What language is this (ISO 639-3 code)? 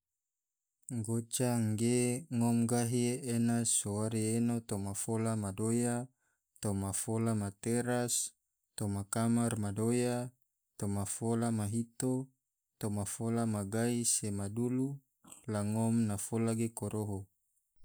tvo